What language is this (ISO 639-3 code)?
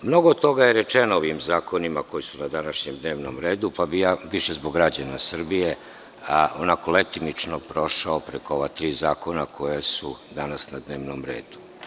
srp